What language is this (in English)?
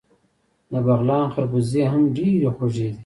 Pashto